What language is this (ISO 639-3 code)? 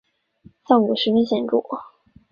zho